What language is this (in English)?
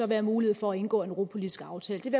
Danish